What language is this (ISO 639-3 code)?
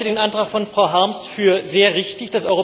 deu